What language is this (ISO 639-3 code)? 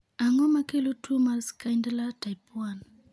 luo